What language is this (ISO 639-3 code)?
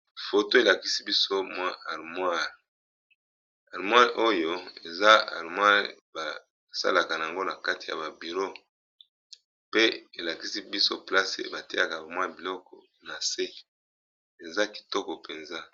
lin